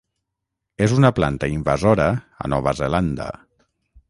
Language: Catalan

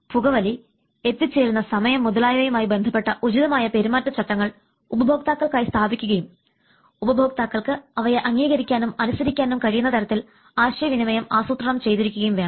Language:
Malayalam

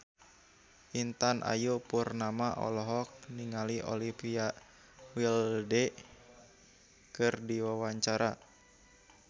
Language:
Sundanese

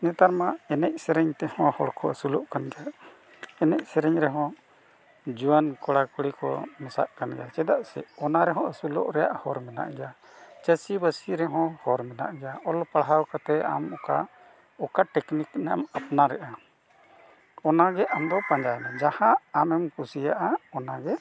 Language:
Santali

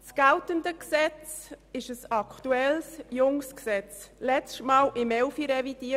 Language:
Swiss German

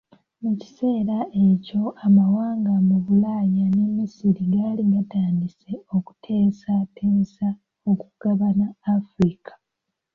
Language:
Ganda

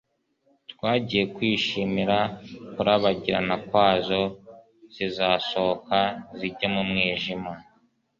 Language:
Kinyarwanda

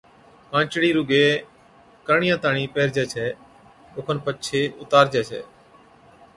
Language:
Od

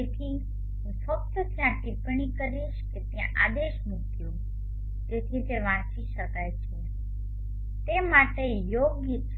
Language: Gujarati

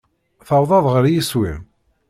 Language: Kabyle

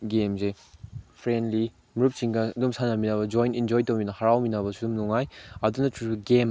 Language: Manipuri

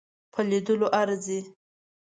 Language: Pashto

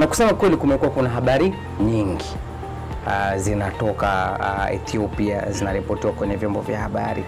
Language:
Swahili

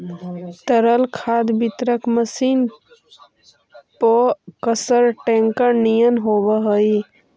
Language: Magahi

